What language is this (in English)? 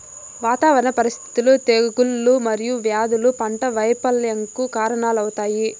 Telugu